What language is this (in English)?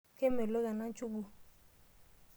Masai